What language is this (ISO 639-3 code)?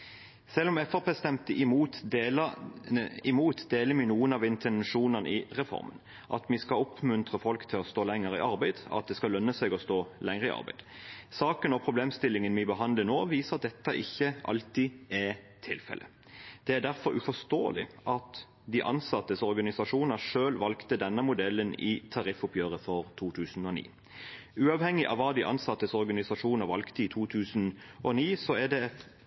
nob